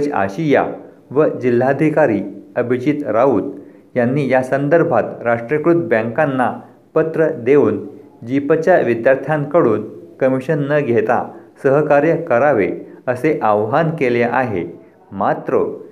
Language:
Marathi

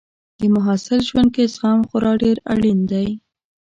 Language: Pashto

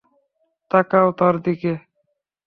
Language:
Bangla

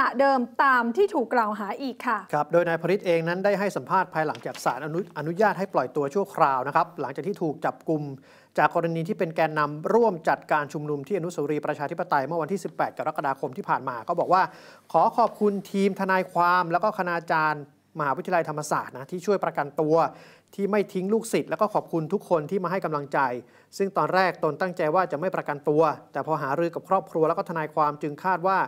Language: Thai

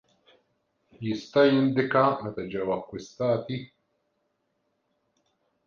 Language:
Maltese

